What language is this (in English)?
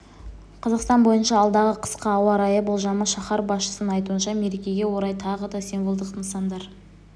Kazakh